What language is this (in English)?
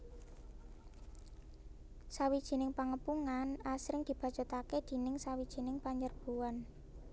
Javanese